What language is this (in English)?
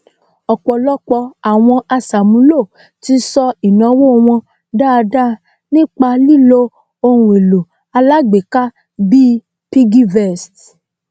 Yoruba